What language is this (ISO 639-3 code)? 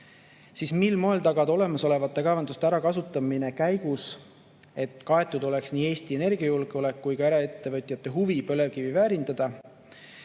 est